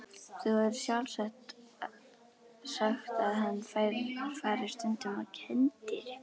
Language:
Icelandic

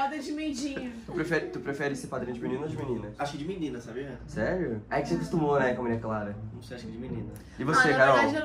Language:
Portuguese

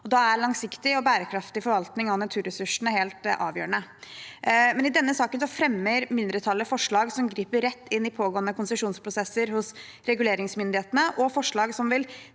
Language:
Norwegian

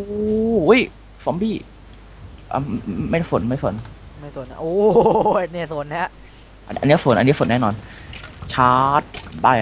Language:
Thai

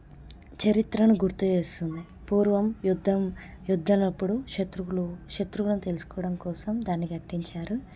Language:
Telugu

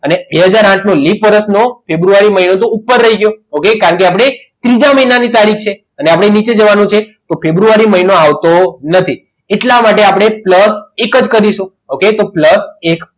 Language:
Gujarati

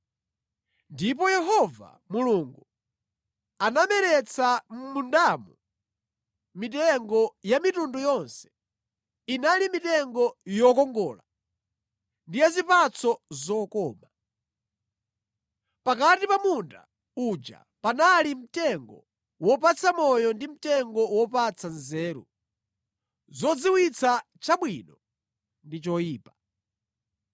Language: Nyanja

